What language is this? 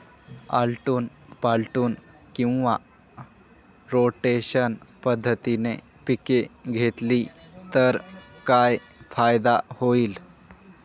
Marathi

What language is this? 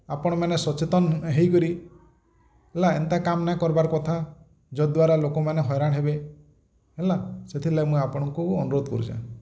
Odia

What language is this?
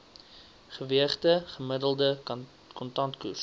Afrikaans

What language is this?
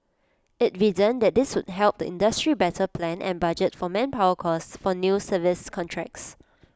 English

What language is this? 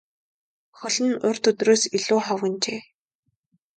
Mongolian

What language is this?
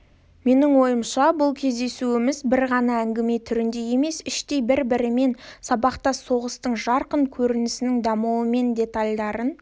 Kazakh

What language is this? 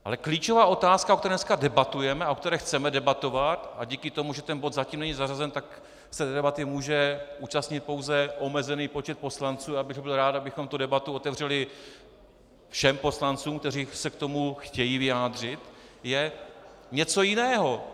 Czech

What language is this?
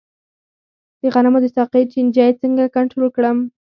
Pashto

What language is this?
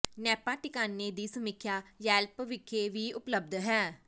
Punjabi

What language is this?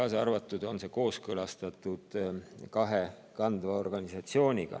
Estonian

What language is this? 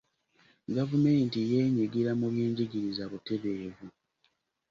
Ganda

